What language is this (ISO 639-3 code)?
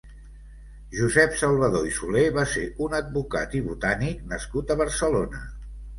cat